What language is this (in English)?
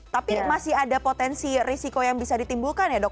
Indonesian